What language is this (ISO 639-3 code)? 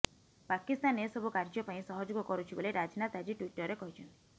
ori